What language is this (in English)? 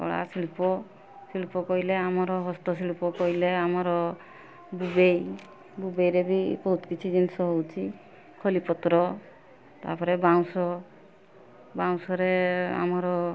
Odia